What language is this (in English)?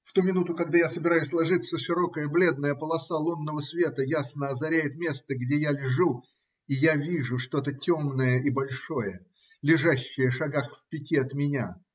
Russian